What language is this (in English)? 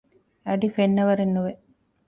Divehi